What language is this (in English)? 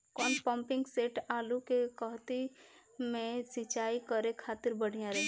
Bhojpuri